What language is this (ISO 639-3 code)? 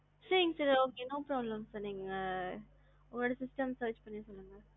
tam